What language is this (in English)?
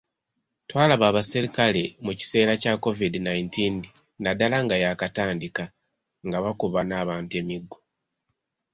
Ganda